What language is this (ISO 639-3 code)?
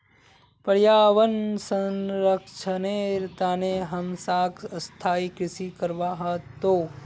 mag